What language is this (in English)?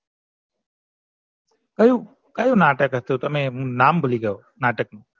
Gujarati